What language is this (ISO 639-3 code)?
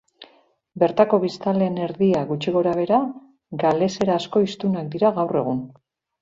eus